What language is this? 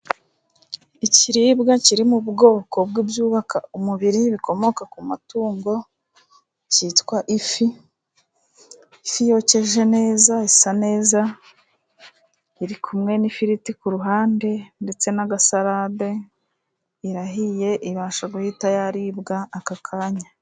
Kinyarwanda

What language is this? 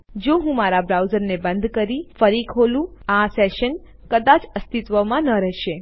Gujarati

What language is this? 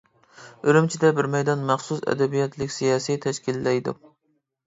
Uyghur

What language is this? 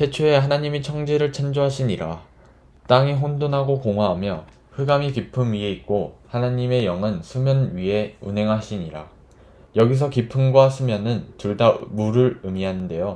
Korean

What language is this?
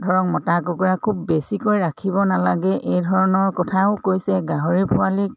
Assamese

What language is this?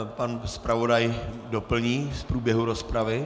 Czech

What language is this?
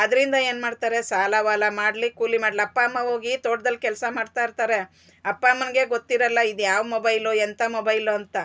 Kannada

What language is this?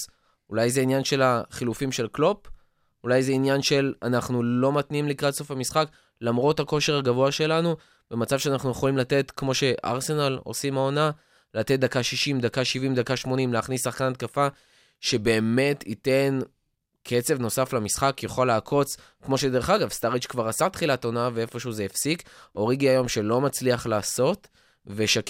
Hebrew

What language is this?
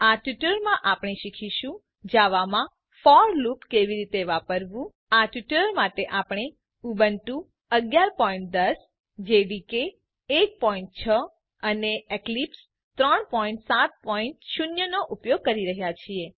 Gujarati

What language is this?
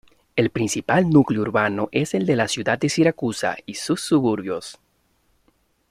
Spanish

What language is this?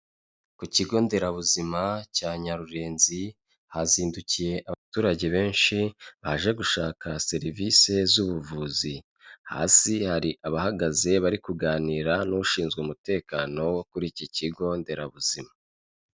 Kinyarwanda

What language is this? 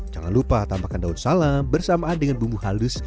Indonesian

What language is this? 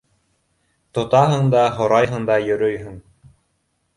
Bashkir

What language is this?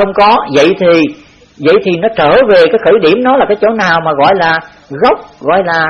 Vietnamese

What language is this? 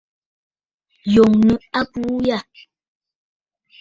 Bafut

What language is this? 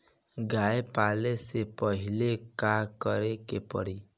Bhojpuri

